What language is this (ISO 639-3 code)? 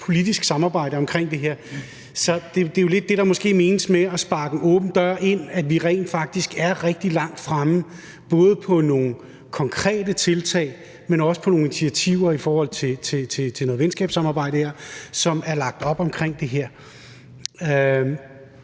dan